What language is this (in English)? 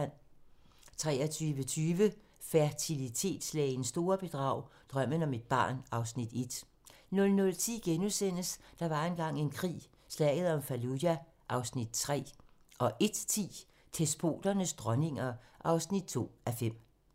Danish